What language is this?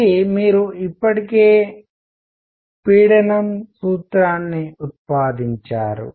Telugu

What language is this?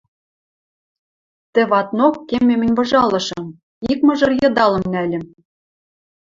Western Mari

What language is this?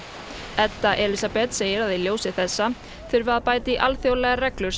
Icelandic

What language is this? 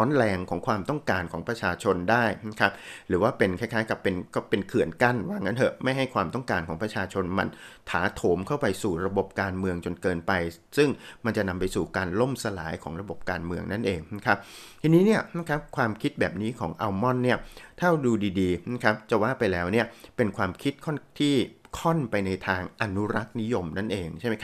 Thai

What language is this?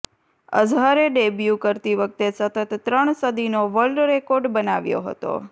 Gujarati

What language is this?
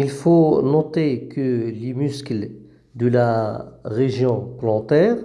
French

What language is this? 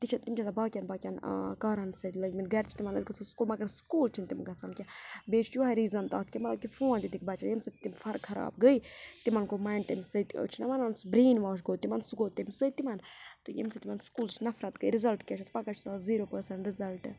Kashmiri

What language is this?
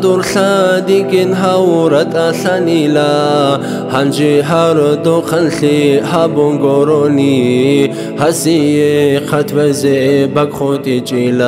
Arabic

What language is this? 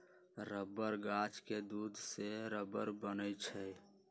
Magahi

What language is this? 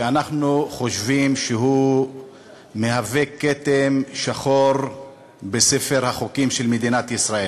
Hebrew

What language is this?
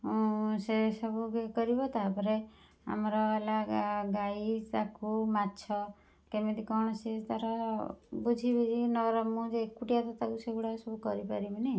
Odia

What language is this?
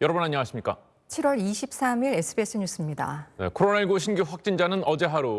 Korean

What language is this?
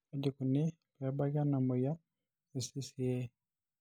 Masai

